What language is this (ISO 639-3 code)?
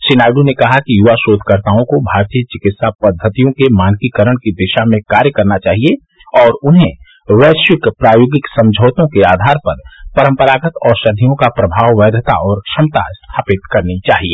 hin